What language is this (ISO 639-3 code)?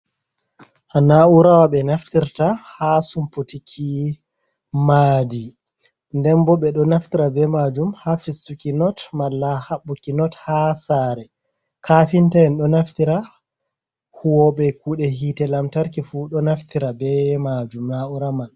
ful